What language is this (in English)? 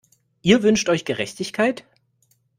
German